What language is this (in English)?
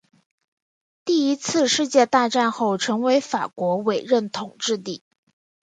Chinese